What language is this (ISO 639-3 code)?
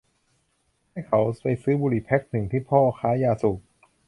tha